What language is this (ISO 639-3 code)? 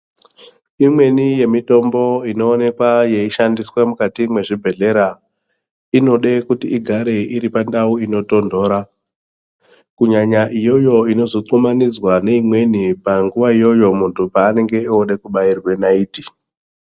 ndc